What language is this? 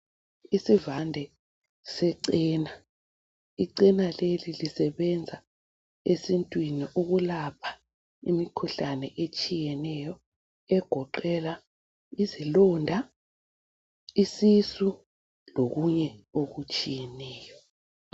North Ndebele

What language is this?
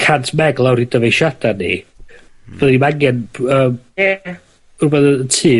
Welsh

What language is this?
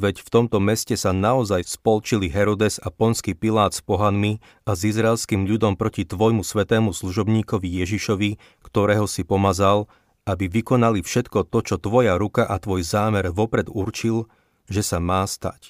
Slovak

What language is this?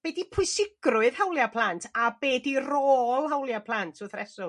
Welsh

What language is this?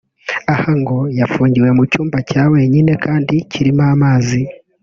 Kinyarwanda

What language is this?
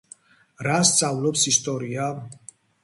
Georgian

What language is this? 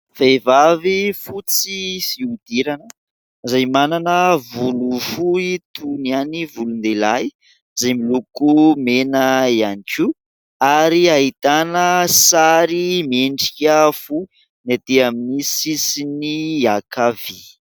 Malagasy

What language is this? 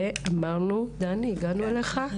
Hebrew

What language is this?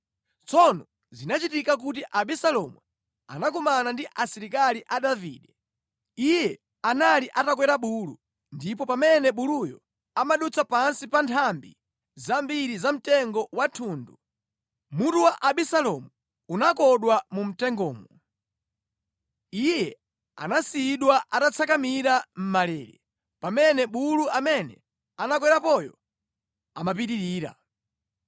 Nyanja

